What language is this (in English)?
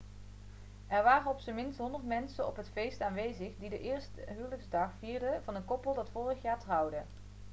Dutch